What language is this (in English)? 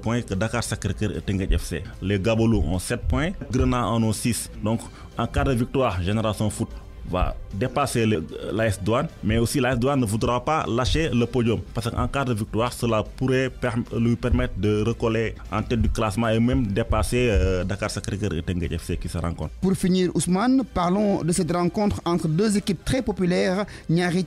French